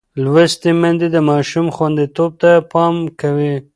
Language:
Pashto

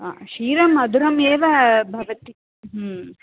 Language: Sanskrit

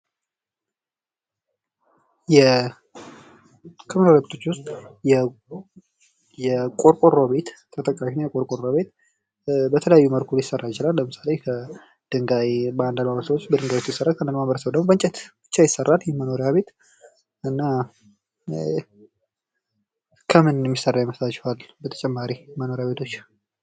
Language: Amharic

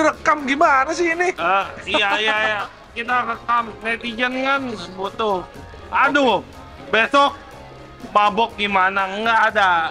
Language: Indonesian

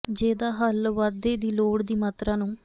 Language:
Punjabi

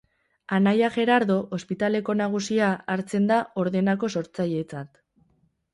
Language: Basque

